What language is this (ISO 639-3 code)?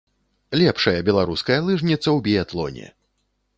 bel